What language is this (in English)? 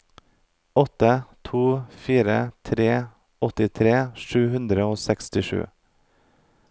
Norwegian